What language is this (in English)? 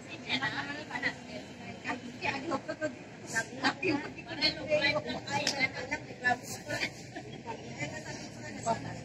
Indonesian